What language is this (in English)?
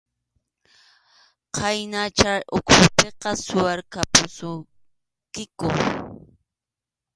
Arequipa-La Unión Quechua